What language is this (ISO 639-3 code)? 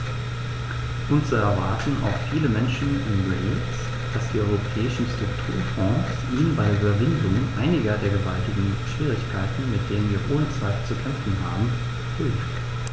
deu